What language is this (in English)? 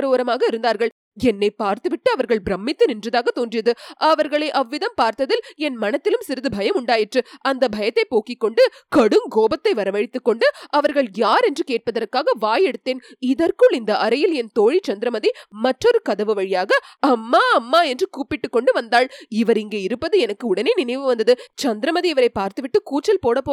Tamil